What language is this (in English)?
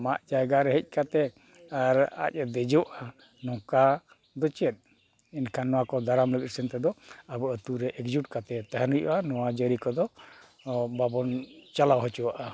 Santali